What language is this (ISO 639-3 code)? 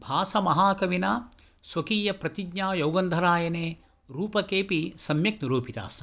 san